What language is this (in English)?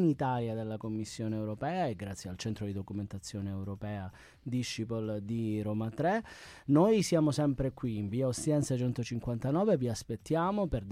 Italian